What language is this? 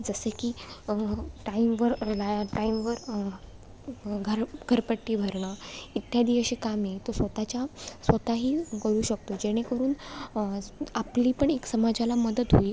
Marathi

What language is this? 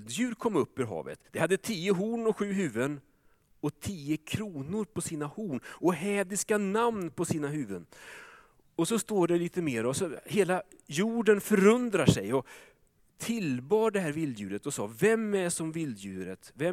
Swedish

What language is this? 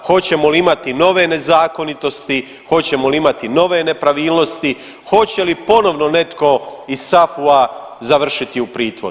Croatian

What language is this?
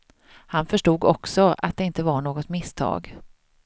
Swedish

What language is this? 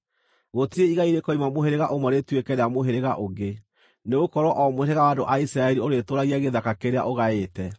Kikuyu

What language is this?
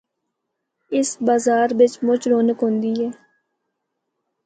Northern Hindko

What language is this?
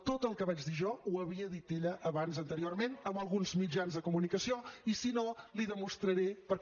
Catalan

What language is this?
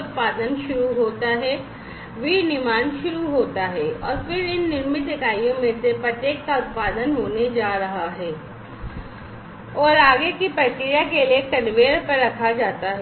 Hindi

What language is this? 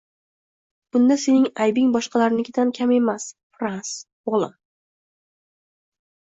Uzbek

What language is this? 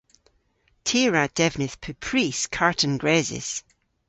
Cornish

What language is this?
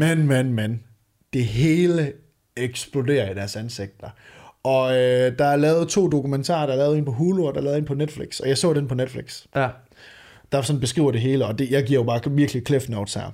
Danish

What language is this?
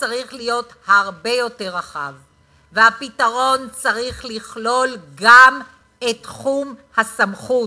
Hebrew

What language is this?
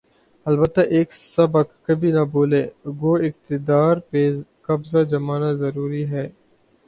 Urdu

